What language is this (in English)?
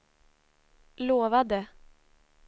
Swedish